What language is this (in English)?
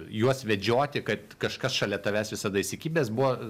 Lithuanian